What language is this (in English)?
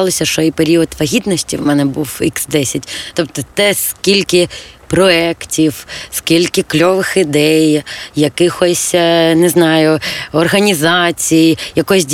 Ukrainian